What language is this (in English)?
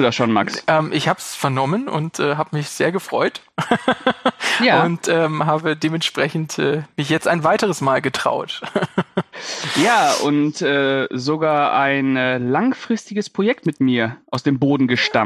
German